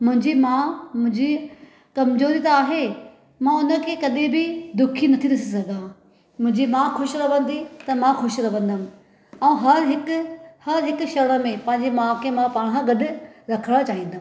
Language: Sindhi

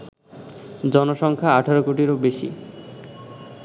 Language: Bangla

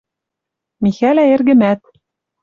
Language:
Western Mari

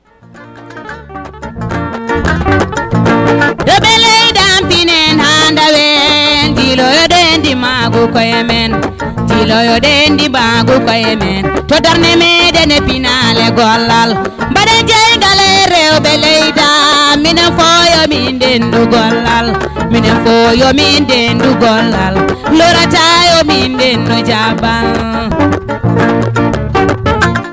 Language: Fula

